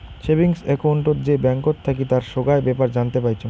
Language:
Bangla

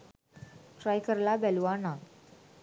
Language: Sinhala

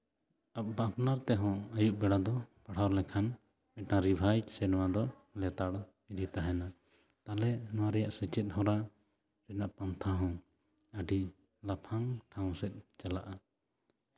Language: Santali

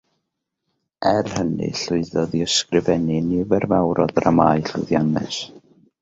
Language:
Welsh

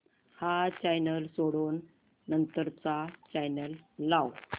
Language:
Marathi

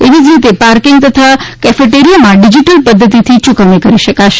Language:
Gujarati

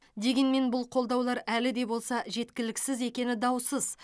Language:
Kazakh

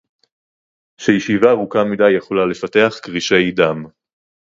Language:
Hebrew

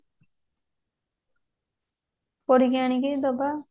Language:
Odia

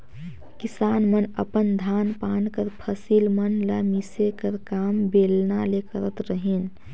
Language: Chhattisgarhi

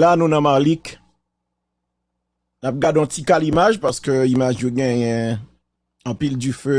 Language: French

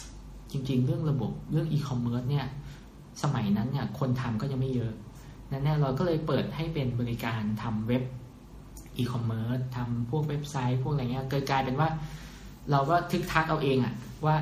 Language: Thai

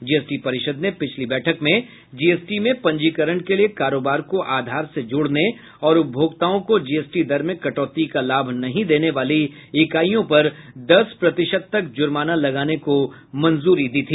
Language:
Hindi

